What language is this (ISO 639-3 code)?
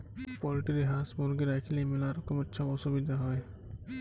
ben